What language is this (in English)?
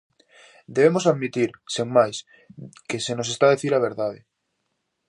Galician